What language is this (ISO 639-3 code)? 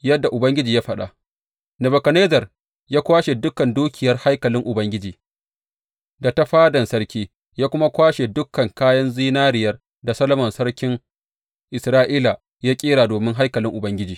hau